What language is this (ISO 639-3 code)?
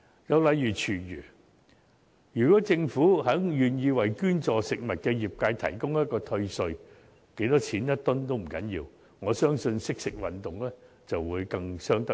yue